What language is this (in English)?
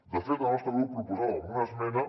Catalan